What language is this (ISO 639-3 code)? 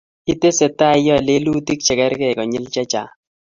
kln